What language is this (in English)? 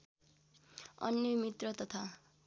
Nepali